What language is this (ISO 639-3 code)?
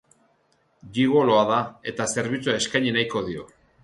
eus